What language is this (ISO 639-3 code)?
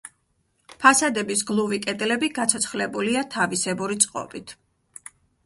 kat